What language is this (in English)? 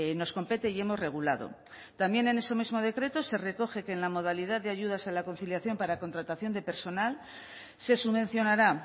Spanish